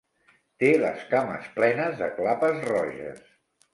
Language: Catalan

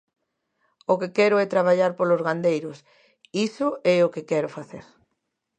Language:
Galician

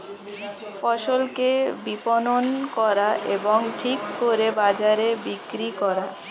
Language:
Bangla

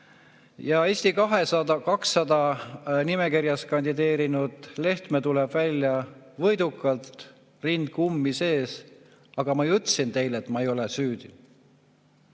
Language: Estonian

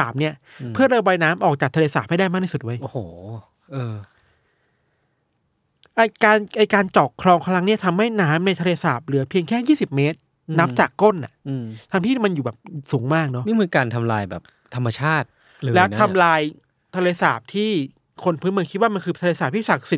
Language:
Thai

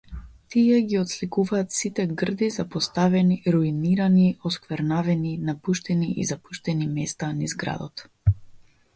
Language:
Macedonian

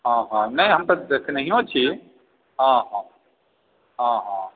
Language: Maithili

